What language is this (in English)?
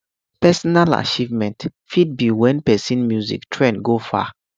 Nigerian Pidgin